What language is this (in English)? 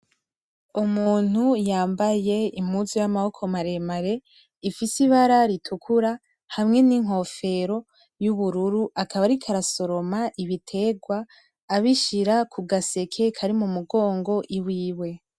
Rundi